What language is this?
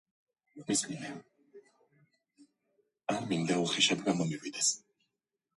Georgian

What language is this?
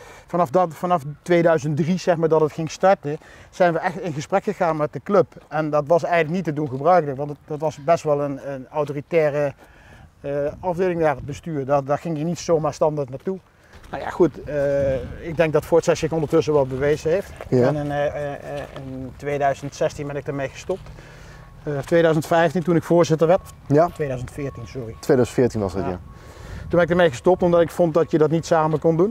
Dutch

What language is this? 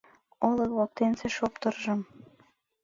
Mari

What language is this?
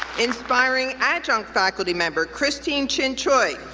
English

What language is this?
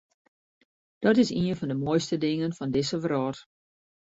Western Frisian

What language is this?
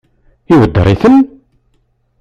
Kabyle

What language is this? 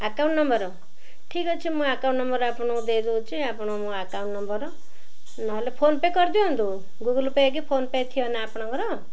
Odia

